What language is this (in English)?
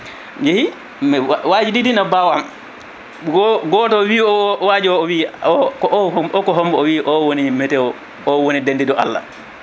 Fula